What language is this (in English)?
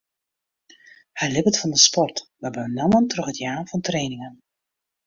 Western Frisian